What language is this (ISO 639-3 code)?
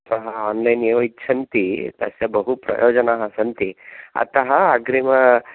san